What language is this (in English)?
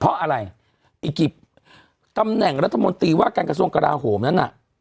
Thai